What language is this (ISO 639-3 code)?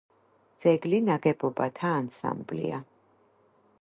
kat